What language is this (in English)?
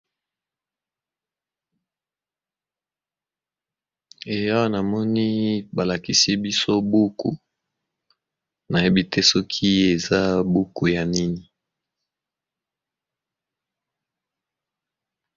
Lingala